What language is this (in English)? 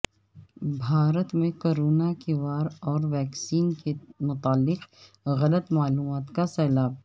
Urdu